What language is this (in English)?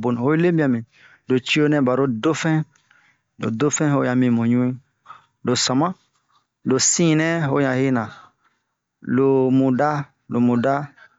Bomu